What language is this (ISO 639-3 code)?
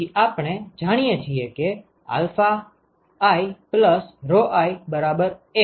guj